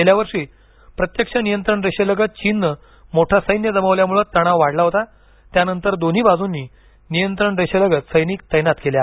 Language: Marathi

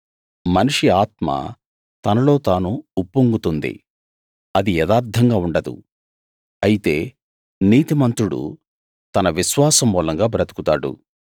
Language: Telugu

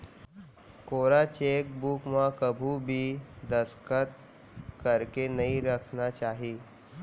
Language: Chhattisgarhi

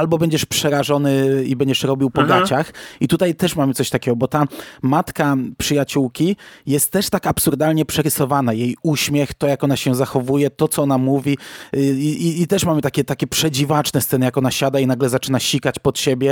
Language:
Polish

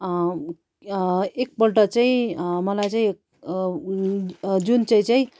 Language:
Nepali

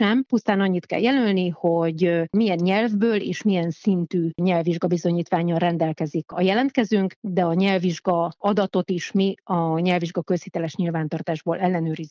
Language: Hungarian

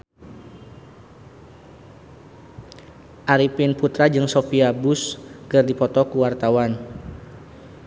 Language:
Sundanese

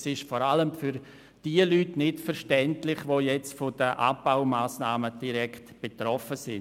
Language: Swiss German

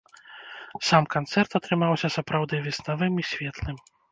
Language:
Belarusian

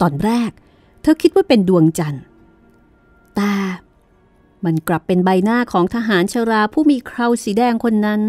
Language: Thai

